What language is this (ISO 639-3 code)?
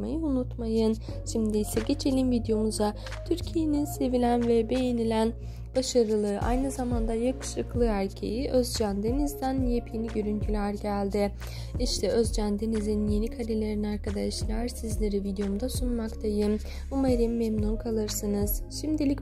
tur